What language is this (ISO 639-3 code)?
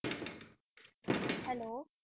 pan